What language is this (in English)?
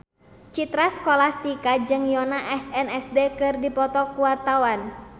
Sundanese